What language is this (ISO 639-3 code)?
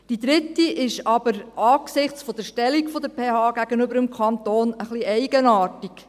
gsw